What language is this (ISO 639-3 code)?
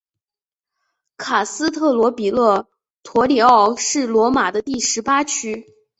zho